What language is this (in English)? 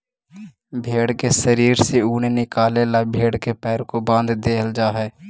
Magahi